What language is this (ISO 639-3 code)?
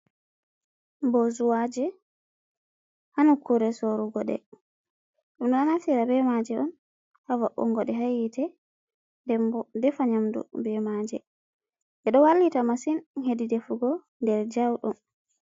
ful